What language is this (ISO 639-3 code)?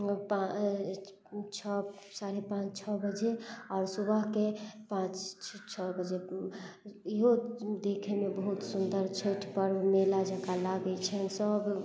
mai